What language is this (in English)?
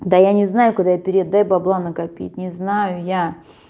Russian